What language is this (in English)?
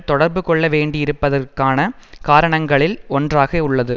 Tamil